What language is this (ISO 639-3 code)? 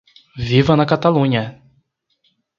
por